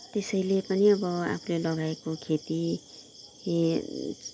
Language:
Nepali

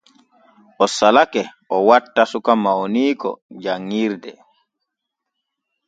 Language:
Borgu Fulfulde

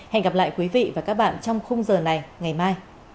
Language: Vietnamese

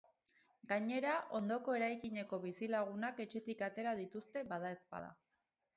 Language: Basque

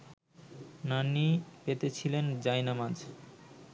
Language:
Bangla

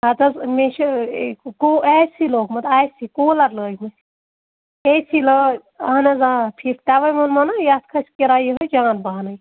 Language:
Kashmiri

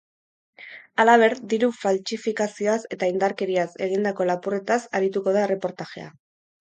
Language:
Basque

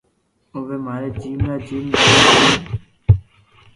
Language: Loarki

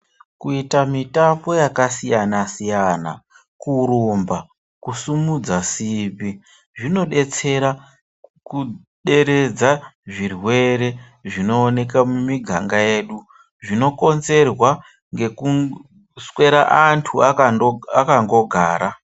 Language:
Ndau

